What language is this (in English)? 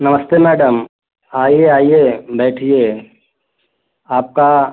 Hindi